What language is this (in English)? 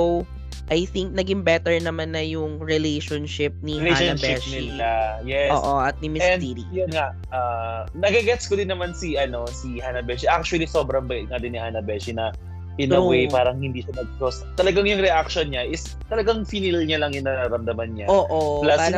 Filipino